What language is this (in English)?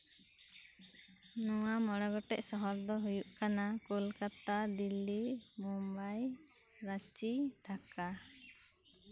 Santali